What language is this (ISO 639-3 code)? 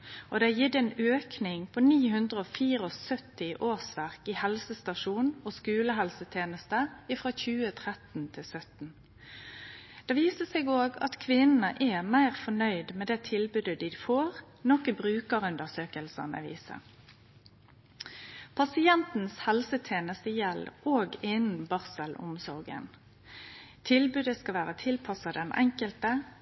nno